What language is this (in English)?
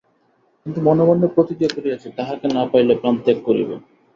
Bangla